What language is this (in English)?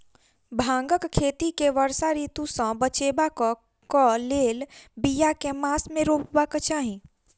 Maithili